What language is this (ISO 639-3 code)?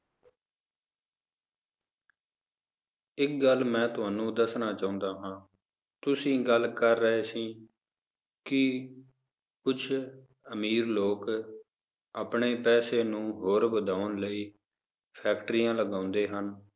pan